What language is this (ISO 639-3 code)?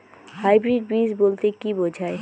ben